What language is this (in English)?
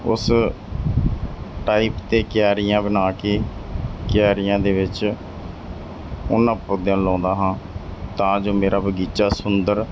Punjabi